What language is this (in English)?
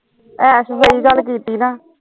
Punjabi